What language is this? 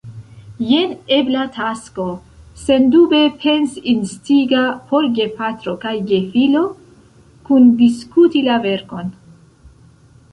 Esperanto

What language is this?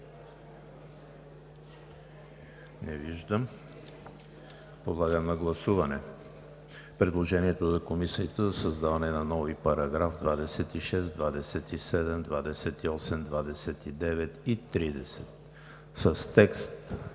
Bulgarian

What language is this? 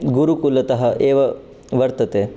Sanskrit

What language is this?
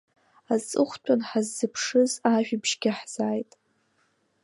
Abkhazian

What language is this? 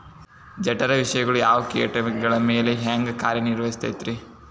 Kannada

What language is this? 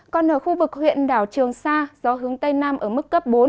Vietnamese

